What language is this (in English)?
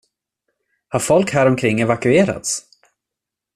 Swedish